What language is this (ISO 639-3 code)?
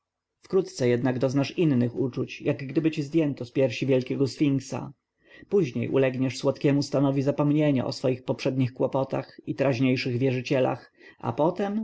pol